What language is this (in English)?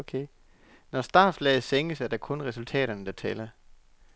Danish